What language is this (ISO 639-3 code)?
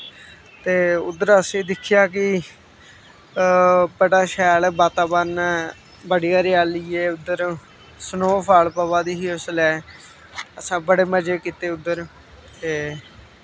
doi